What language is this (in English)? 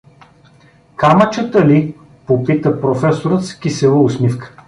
Bulgarian